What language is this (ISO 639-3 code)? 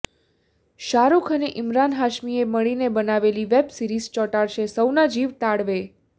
guj